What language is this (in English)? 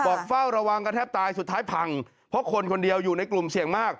Thai